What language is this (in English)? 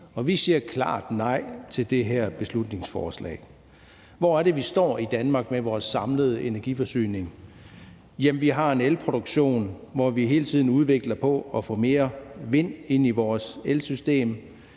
Danish